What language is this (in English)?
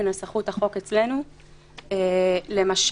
Hebrew